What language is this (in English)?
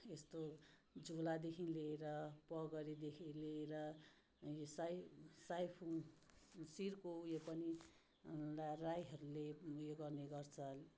Nepali